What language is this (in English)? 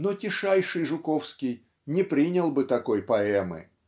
Russian